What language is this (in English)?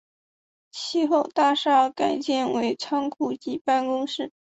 Chinese